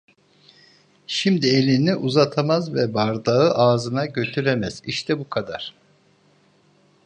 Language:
Turkish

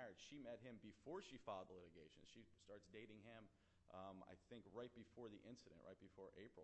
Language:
English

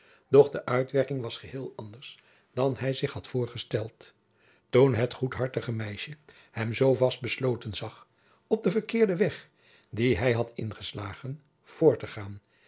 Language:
Dutch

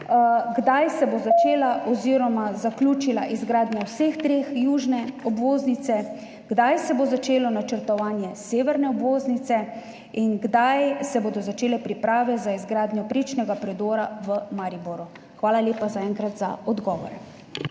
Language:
Slovenian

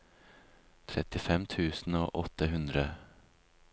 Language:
Norwegian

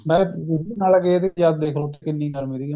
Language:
Punjabi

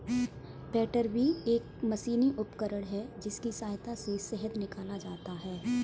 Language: Hindi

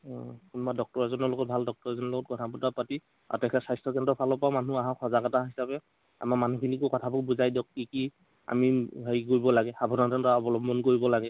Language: Assamese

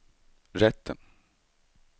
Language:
Swedish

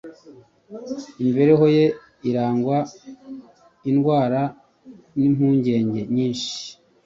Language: Kinyarwanda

